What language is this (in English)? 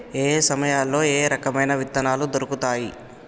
Telugu